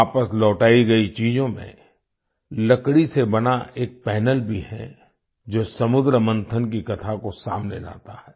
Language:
Hindi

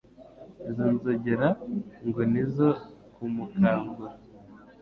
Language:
Kinyarwanda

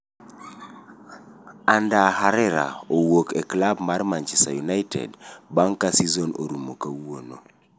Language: Luo (Kenya and Tanzania)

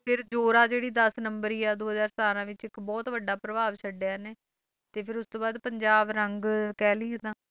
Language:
Punjabi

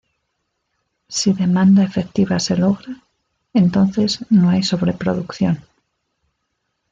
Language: Spanish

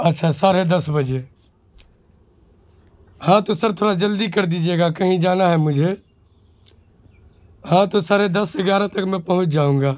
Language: Urdu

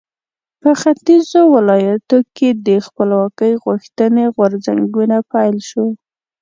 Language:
Pashto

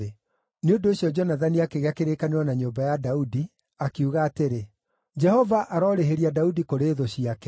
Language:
Kikuyu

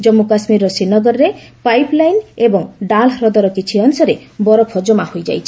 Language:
Odia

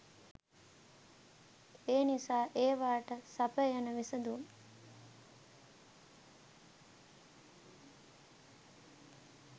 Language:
Sinhala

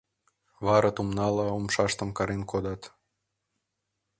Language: Mari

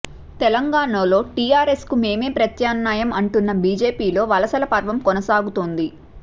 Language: Telugu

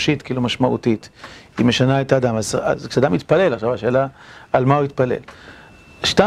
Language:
Hebrew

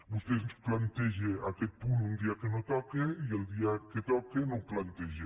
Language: Catalan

